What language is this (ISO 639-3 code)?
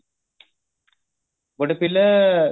ori